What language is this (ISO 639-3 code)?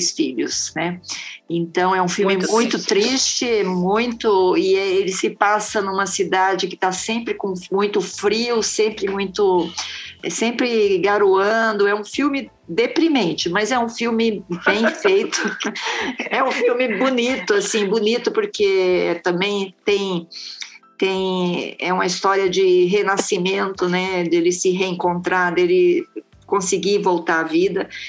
por